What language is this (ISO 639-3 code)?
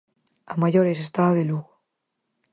glg